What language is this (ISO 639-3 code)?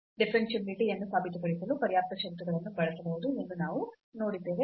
kan